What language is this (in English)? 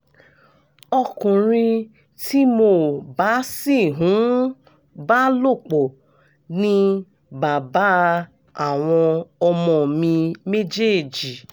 Yoruba